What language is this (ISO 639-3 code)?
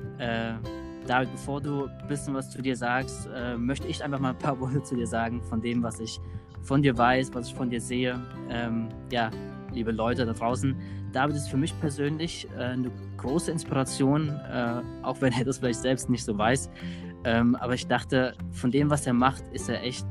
deu